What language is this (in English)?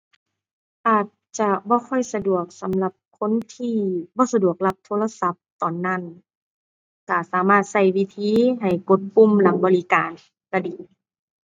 Thai